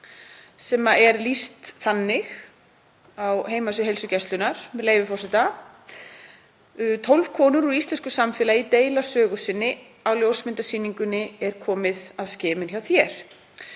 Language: Icelandic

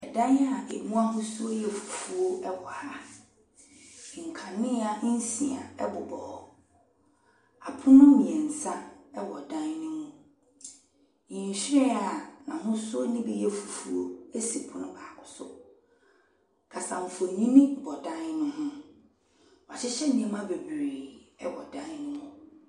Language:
Akan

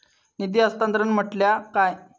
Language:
Marathi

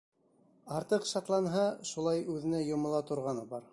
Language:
Bashkir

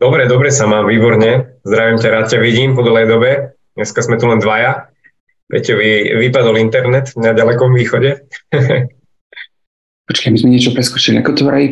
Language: Slovak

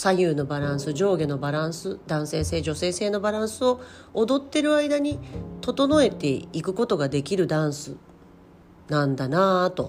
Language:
Japanese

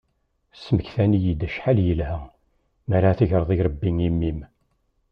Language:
Kabyle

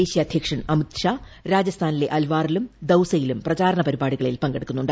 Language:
Malayalam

